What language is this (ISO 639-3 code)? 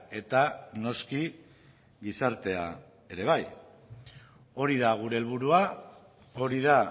eus